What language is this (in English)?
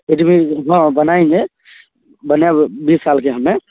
Maithili